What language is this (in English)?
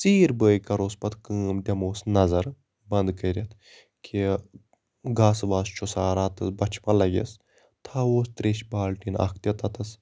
Kashmiri